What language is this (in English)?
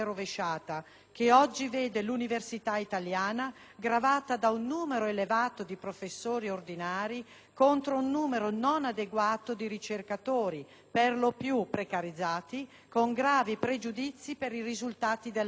Italian